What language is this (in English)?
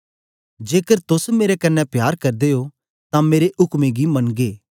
Dogri